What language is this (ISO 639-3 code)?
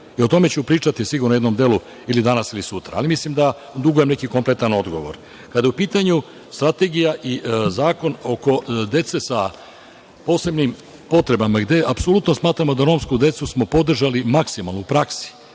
srp